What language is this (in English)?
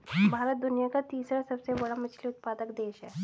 Hindi